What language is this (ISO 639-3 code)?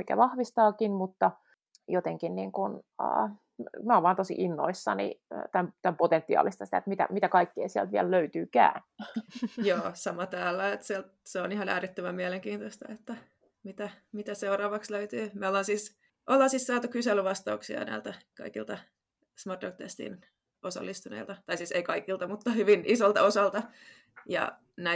fin